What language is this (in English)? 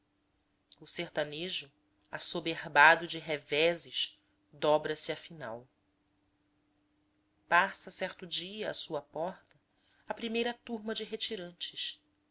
Portuguese